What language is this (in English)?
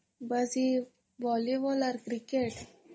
Odia